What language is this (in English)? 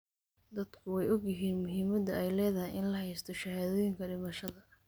Somali